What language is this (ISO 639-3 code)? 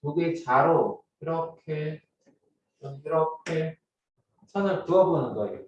kor